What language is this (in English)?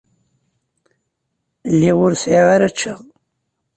Kabyle